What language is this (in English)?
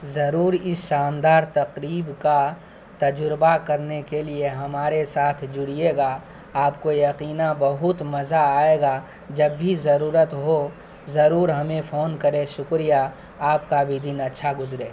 Urdu